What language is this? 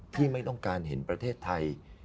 Thai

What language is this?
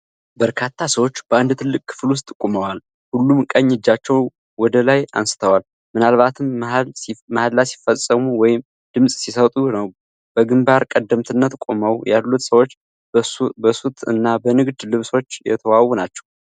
Amharic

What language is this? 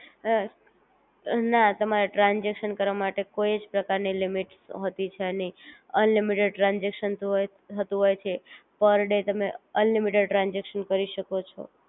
Gujarati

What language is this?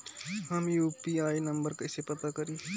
Bhojpuri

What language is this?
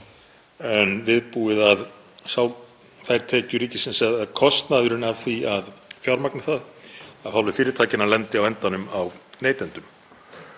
Icelandic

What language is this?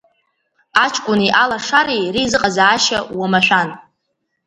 Abkhazian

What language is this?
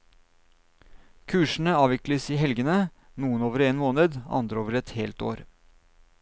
Norwegian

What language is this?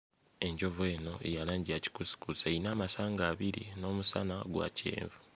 Ganda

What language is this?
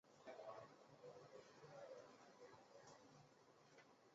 Chinese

